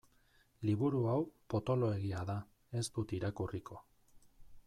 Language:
Basque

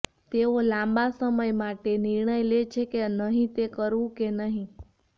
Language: Gujarati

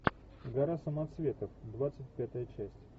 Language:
Russian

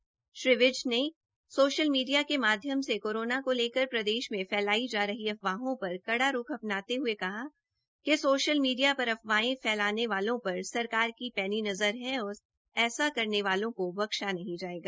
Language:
Hindi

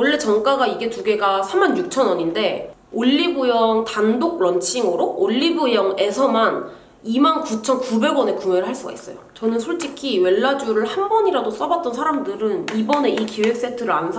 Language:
Korean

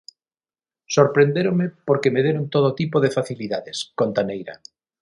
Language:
Galician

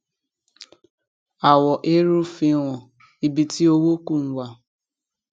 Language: Yoruba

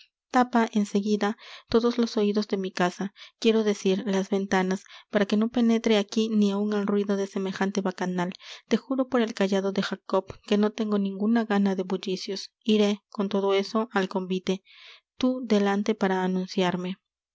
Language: Spanish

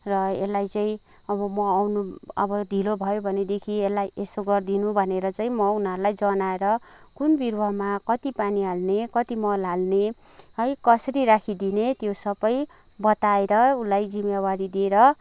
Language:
Nepali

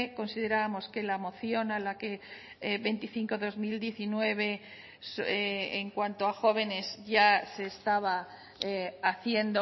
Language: Spanish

